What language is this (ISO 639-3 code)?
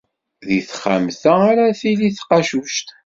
kab